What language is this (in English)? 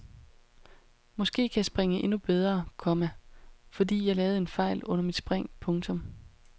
Danish